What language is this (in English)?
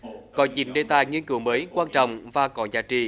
Vietnamese